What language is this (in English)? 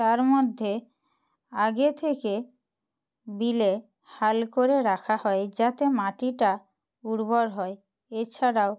Bangla